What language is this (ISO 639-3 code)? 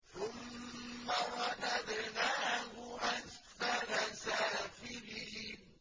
ara